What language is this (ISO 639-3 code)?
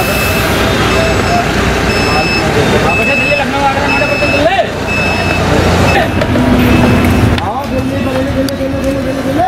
hin